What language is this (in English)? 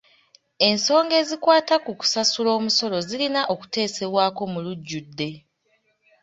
Ganda